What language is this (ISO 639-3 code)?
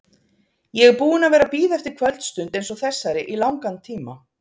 isl